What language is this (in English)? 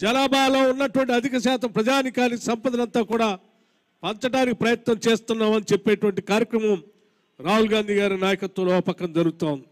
Telugu